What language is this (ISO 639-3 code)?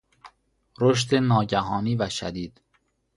fas